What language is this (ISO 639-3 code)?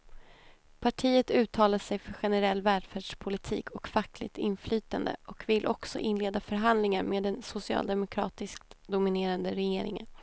swe